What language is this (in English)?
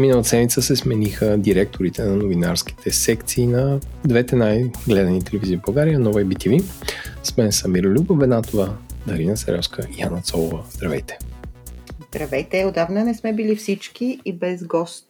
Bulgarian